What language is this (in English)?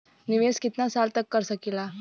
Bhojpuri